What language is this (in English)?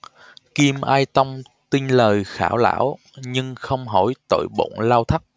Vietnamese